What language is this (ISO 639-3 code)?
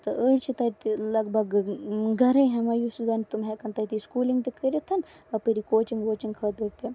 kas